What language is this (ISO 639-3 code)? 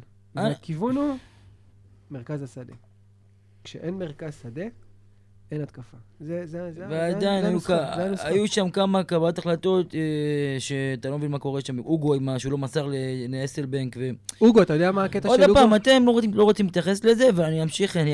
heb